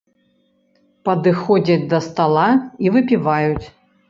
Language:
Belarusian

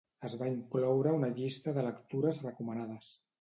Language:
Catalan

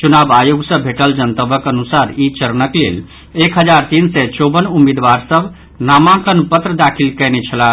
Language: Maithili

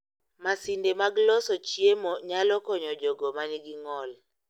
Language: Luo (Kenya and Tanzania)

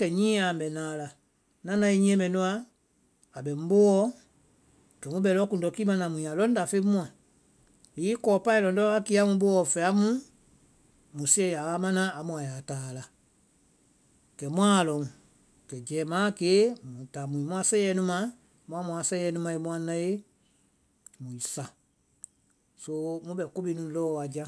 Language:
Vai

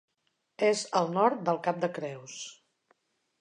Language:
Catalan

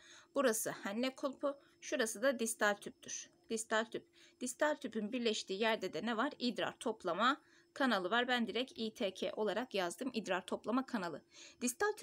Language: Turkish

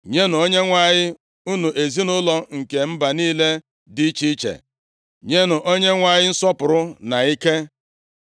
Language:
Igbo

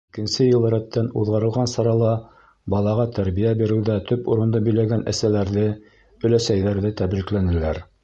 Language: Bashkir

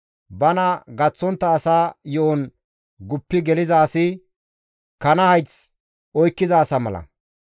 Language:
Gamo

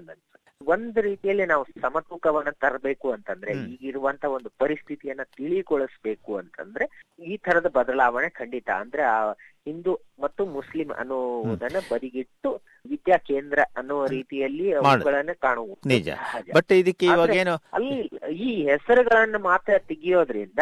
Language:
Kannada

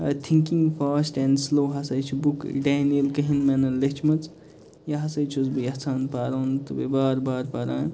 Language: Kashmiri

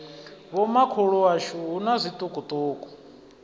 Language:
Venda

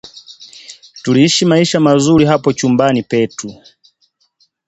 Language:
Swahili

